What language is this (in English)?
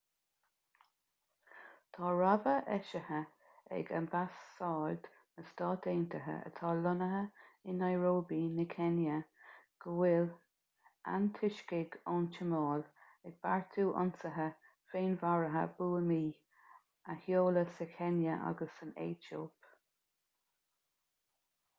Irish